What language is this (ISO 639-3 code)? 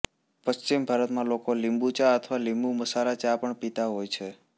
guj